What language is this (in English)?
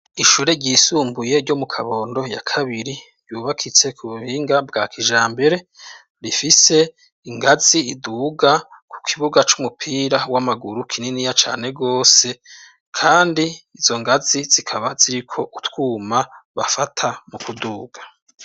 Rundi